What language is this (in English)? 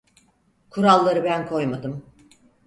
Turkish